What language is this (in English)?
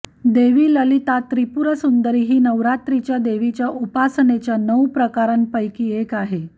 Marathi